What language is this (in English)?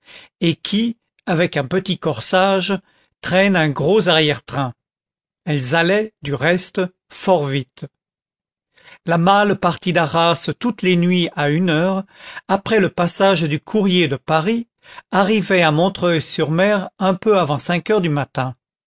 French